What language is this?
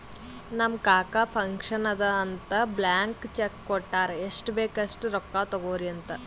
Kannada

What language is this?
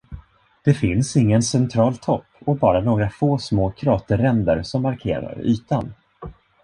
Swedish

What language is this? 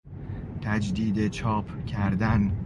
Persian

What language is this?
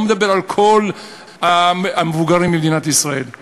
Hebrew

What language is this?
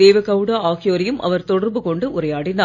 Tamil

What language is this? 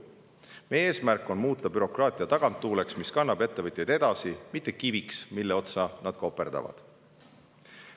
Estonian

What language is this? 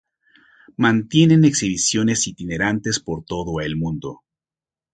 Spanish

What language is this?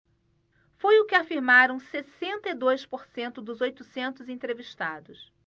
Portuguese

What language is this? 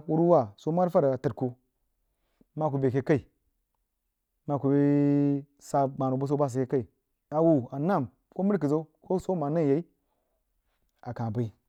Jiba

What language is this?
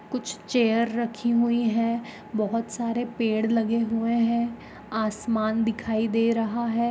Magahi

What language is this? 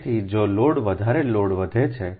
Gujarati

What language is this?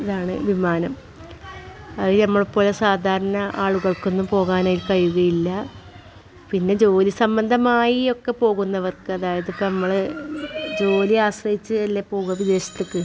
Malayalam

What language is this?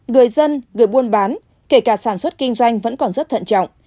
Vietnamese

